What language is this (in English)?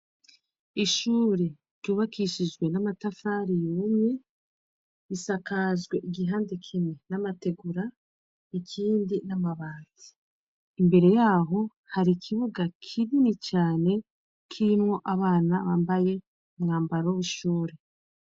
Rundi